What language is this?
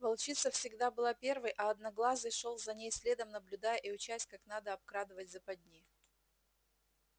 Russian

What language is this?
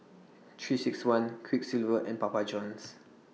English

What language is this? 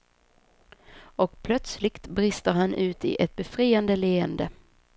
Swedish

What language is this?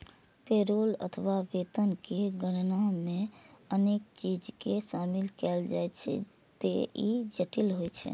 Maithili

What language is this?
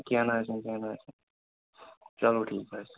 Kashmiri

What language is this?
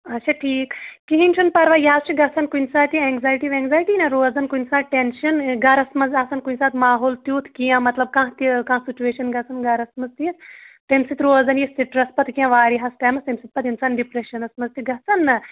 Kashmiri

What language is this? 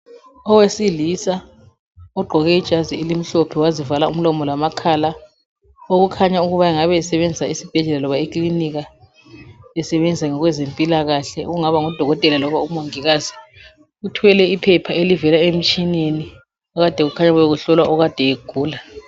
North Ndebele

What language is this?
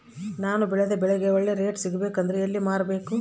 Kannada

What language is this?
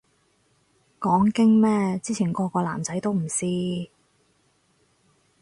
Cantonese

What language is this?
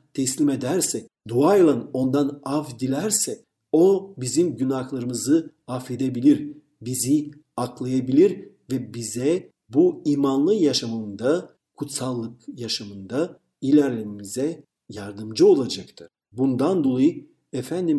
Turkish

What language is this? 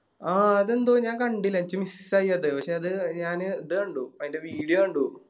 Malayalam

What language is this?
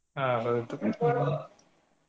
Kannada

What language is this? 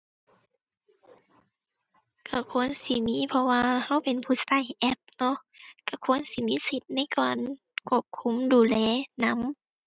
Thai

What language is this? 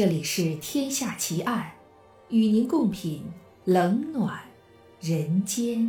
Chinese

